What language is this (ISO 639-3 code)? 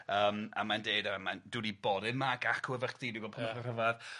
cym